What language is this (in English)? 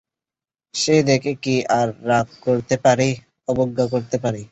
Bangla